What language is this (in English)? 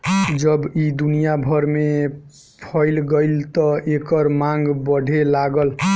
Bhojpuri